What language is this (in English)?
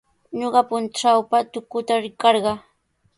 Sihuas Ancash Quechua